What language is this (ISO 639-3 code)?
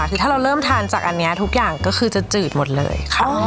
tha